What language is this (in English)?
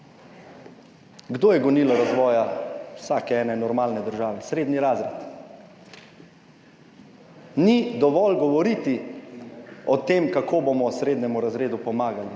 Slovenian